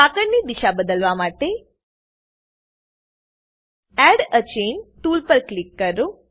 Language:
Gujarati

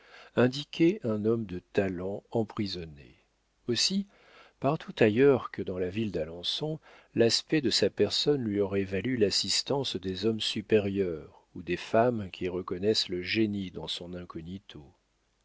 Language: French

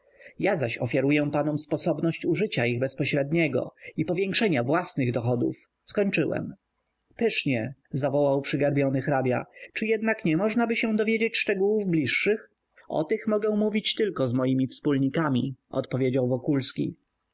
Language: Polish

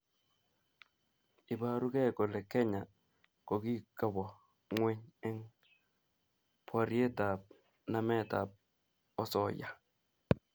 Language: Kalenjin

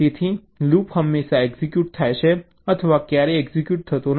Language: Gujarati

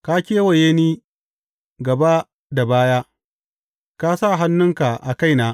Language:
Hausa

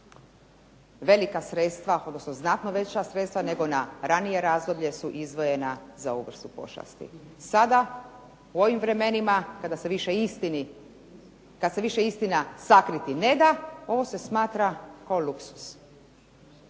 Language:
Croatian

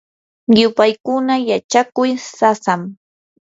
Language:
Yanahuanca Pasco Quechua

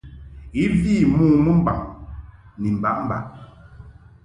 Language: Mungaka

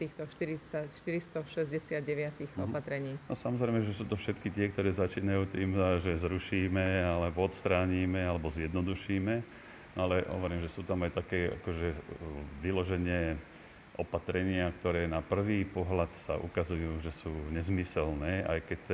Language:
Slovak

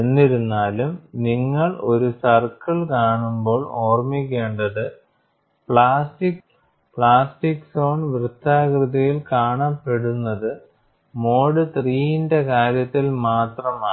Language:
Malayalam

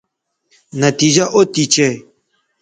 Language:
Bateri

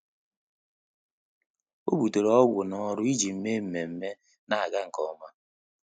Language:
Igbo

